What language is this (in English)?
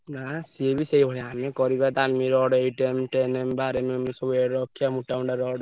Odia